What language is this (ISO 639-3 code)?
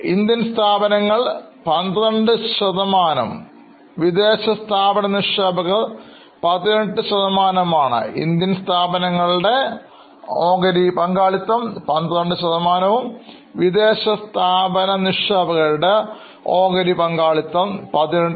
mal